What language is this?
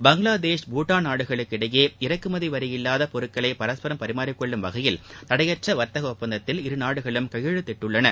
Tamil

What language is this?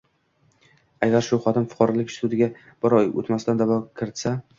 Uzbek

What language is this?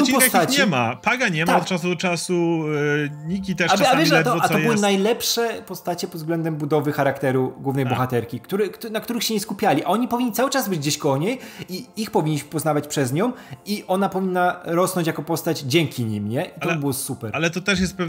Polish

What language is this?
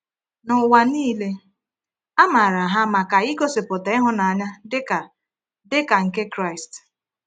Igbo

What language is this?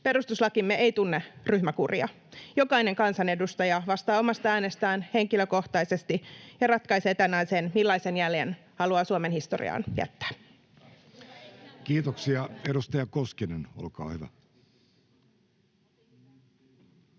Finnish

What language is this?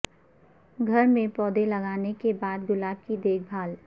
Urdu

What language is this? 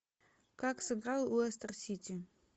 Russian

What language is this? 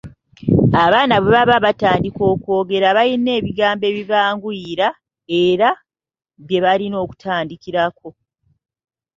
Ganda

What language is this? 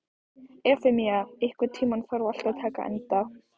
Icelandic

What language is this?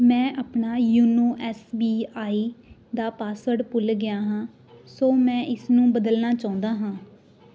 Punjabi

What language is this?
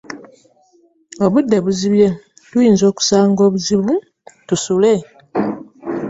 Ganda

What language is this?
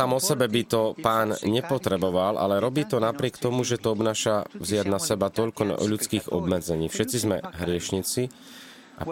Slovak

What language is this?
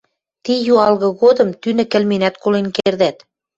Western Mari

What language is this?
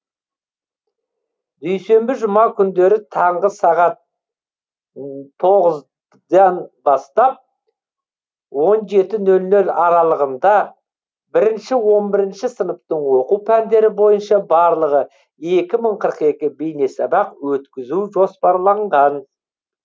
Kazakh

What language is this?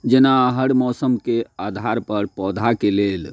Maithili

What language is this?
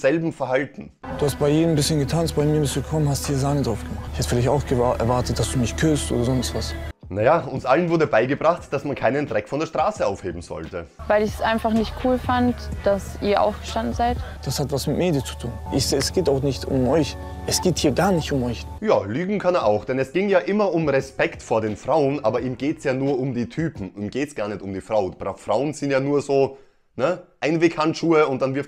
German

